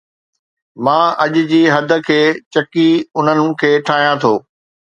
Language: Sindhi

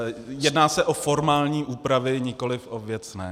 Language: Czech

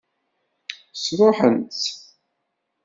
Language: Kabyle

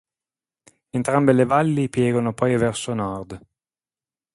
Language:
Italian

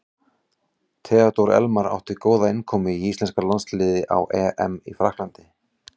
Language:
Icelandic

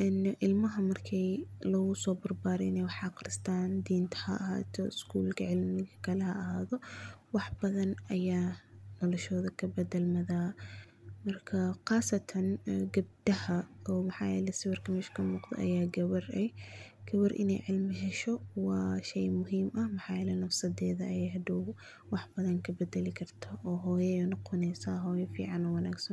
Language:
Somali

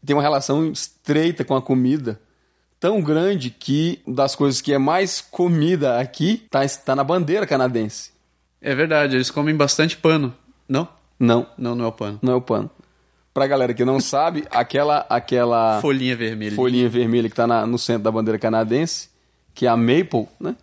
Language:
Portuguese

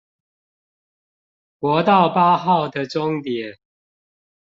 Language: Chinese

